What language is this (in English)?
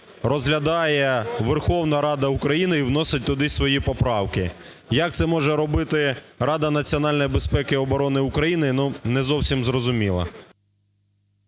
Ukrainian